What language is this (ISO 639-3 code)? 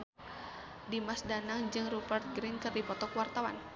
sun